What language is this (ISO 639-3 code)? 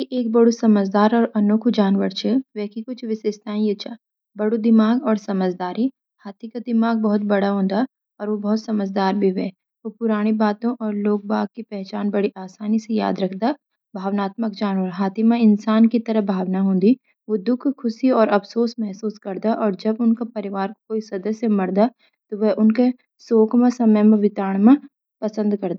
gbm